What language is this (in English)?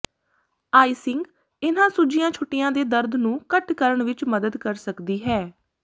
Punjabi